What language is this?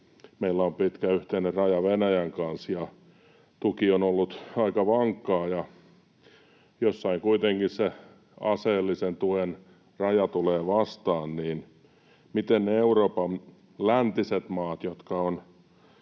Finnish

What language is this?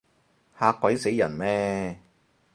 Cantonese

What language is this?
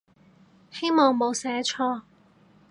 Cantonese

